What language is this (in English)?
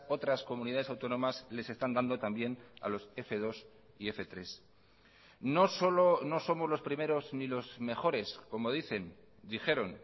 Spanish